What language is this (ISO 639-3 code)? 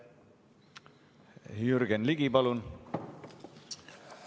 est